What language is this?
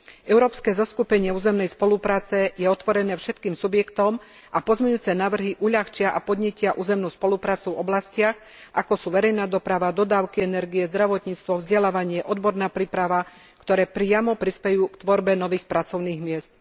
Slovak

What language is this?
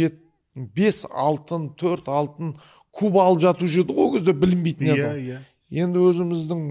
Turkish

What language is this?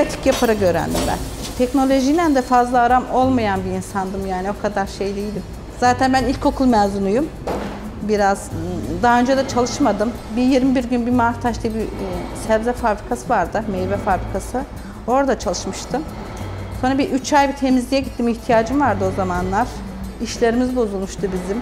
Turkish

